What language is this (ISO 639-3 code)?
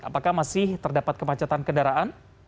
ind